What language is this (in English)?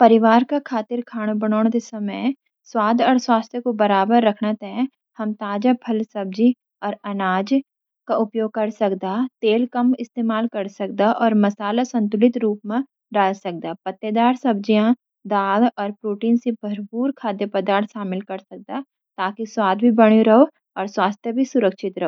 Garhwali